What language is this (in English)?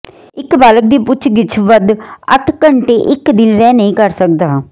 Punjabi